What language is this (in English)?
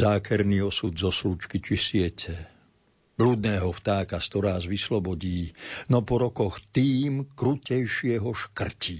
Slovak